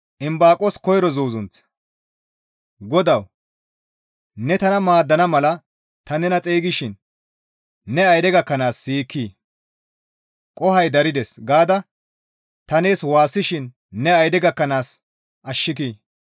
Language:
Gamo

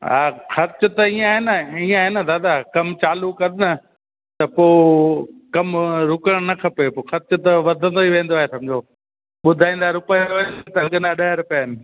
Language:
Sindhi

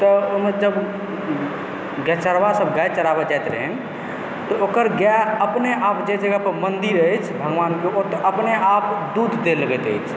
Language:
Maithili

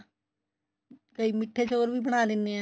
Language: Punjabi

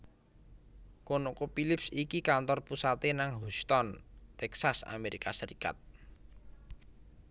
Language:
Javanese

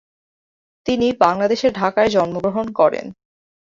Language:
Bangla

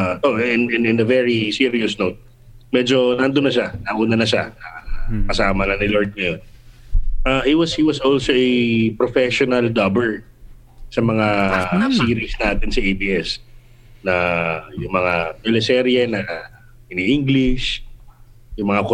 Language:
Filipino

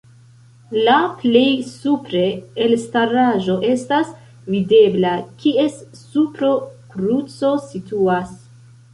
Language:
Esperanto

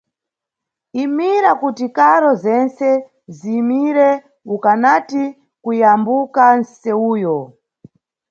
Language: Nyungwe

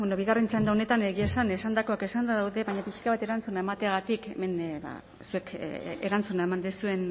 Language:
Basque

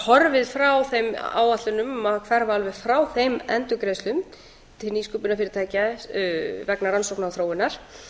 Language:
Icelandic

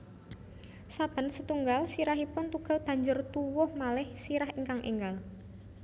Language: Javanese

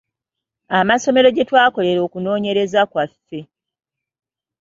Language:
Ganda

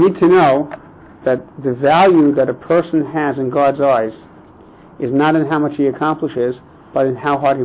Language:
English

